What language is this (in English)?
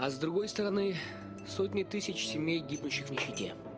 Russian